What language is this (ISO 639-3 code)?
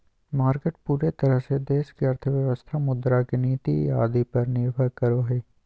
mag